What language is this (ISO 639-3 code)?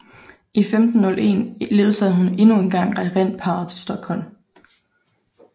dan